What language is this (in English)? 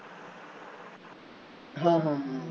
Punjabi